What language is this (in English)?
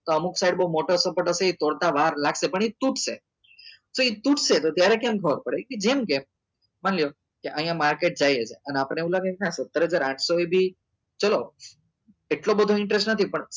Gujarati